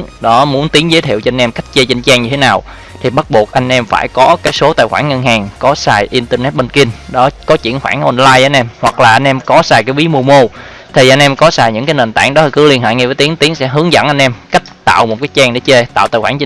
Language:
Vietnamese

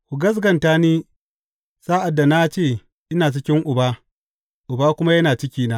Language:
Hausa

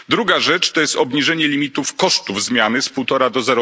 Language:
Polish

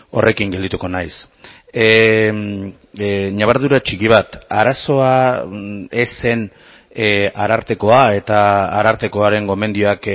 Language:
Basque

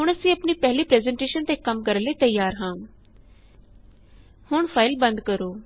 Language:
Punjabi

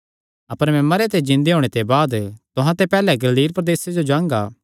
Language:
Kangri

